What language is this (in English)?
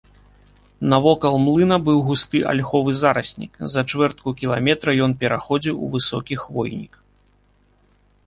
Belarusian